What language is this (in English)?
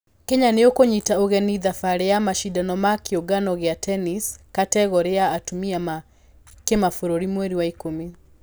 Kikuyu